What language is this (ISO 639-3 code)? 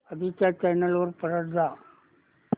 mar